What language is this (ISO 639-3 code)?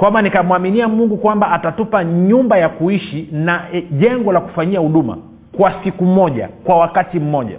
swa